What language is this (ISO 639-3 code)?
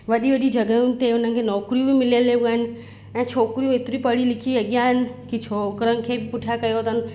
snd